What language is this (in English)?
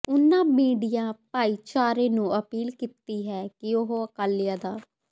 Punjabi